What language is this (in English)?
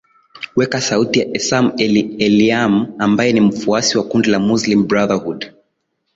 Swahili